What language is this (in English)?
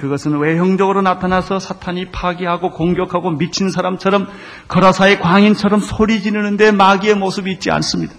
Korean